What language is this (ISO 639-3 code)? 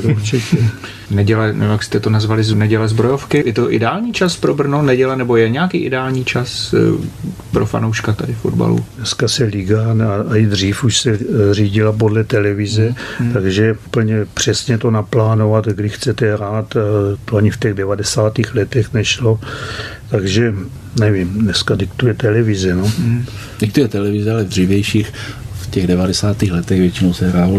ces